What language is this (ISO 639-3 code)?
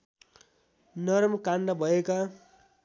nep